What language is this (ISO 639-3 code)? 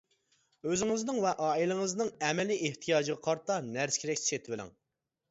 uig